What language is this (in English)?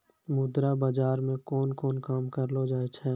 Maithili